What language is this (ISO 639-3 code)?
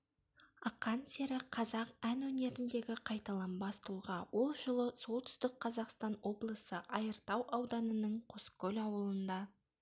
kaz